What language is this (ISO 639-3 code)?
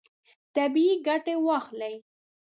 pus